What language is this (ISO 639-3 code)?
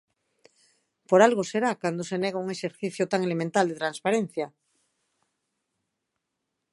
glg